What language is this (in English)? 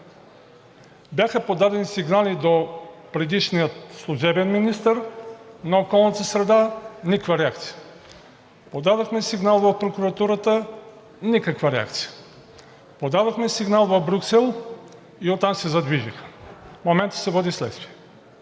Bulgarian